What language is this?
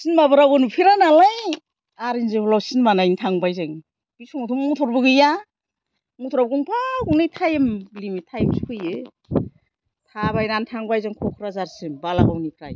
Bodo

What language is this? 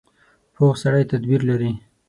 Pashto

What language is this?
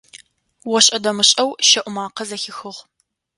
Adyghe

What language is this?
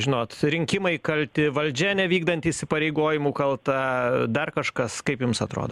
Lithuanian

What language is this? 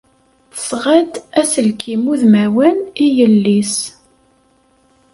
Kabyle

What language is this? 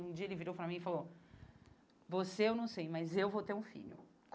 Portuguese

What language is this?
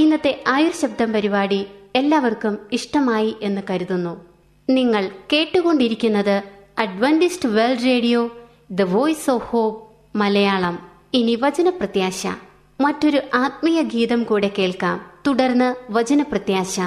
Malayalam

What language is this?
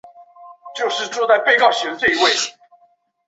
Chinese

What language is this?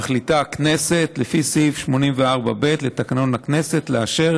Hebrew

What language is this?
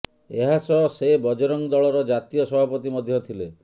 Odia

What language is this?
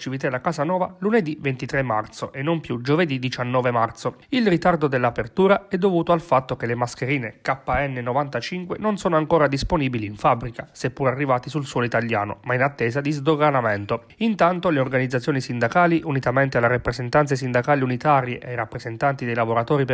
Italian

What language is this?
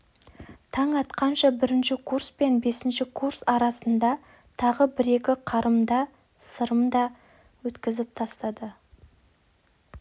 Kazakh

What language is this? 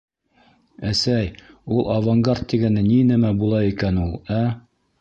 Bashkir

